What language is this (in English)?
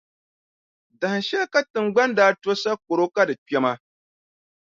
Dagbani